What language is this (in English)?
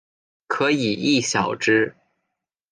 Chinese